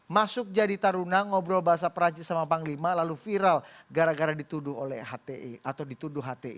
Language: Indonesian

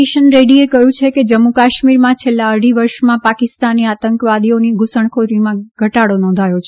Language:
Gujarati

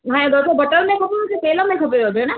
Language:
Sindhi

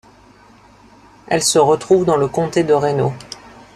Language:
French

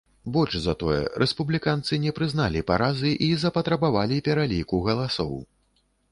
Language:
Belarusian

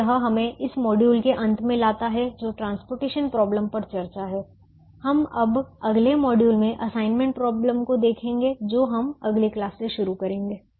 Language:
Hindi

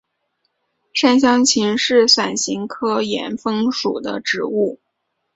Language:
Chinese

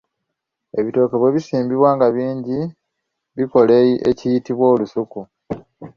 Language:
Ganda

